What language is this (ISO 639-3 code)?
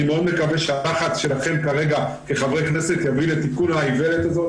heb